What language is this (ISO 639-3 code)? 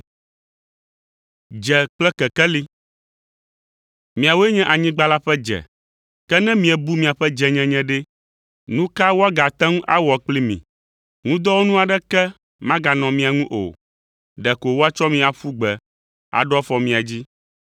ewe